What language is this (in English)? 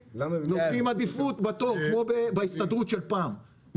Hebrew